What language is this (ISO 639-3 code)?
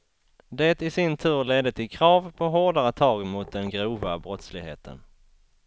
swe